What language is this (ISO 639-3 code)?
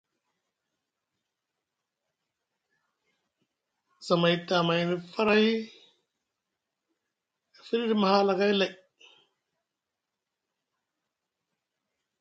mug